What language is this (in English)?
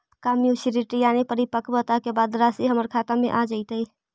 Magahi